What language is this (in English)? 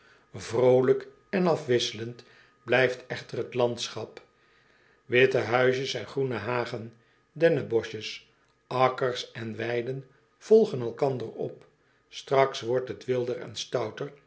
Dutch